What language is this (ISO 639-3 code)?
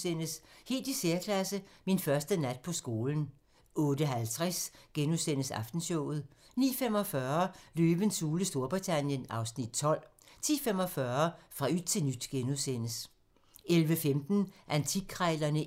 dan